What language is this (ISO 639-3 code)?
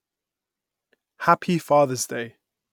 eng